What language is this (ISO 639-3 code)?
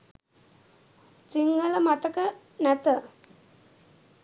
sin